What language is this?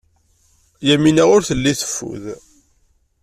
Kabyle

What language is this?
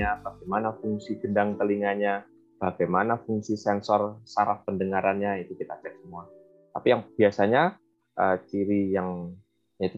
Indonesian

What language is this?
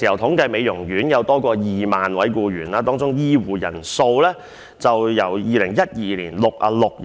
Cantonese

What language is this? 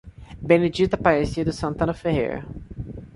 Portuguese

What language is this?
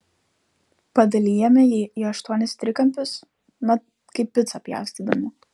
Lithuanian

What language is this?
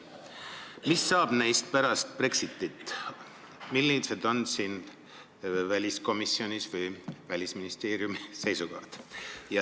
Estonian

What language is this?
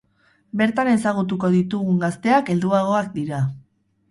Basque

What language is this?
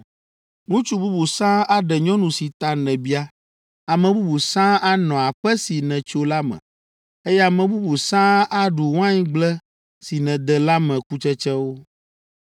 Ewe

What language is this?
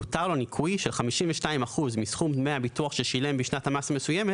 Hebrew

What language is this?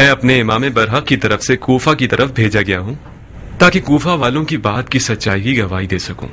Hindi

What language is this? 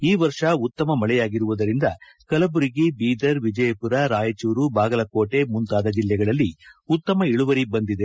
Kannada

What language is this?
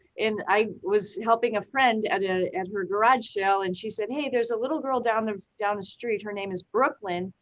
English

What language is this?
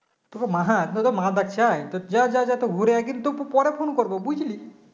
Bangla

